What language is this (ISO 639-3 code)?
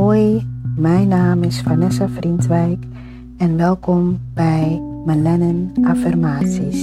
nld